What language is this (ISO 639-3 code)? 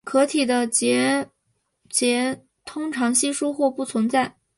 zho